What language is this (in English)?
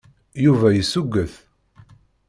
Kabyle